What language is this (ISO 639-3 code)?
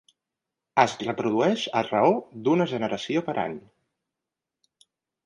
cat